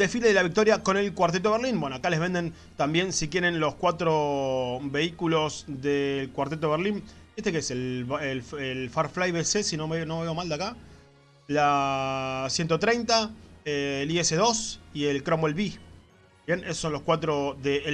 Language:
Spanish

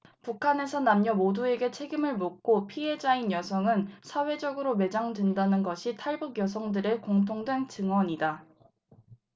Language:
Korean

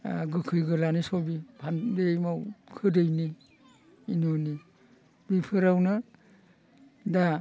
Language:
Bodo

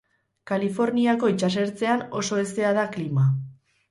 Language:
Basque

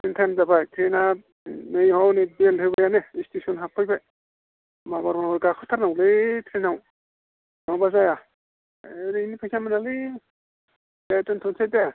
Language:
Bodo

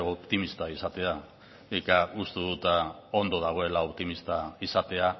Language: Basque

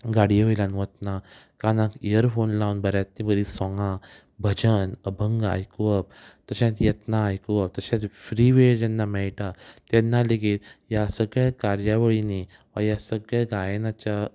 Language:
Konkani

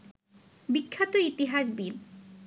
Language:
Bangla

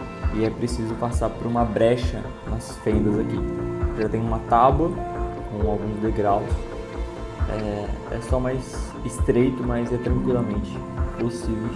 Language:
Portuguese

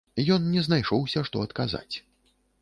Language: Belarusian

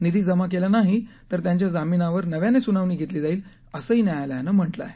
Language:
Marathi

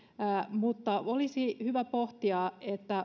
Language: Finnish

